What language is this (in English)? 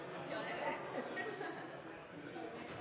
Norwegian Nynorsk